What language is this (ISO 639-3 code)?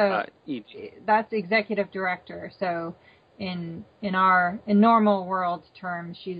eng